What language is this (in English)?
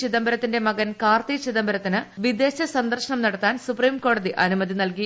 Malayalam